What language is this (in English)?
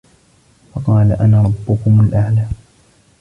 Arabic